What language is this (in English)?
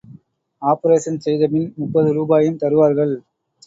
Tamil